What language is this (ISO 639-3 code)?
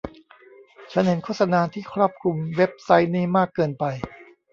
tha